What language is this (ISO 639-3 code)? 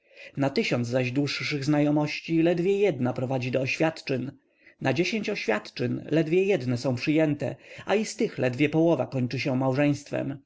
pol